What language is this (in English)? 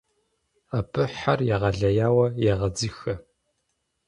Kabardian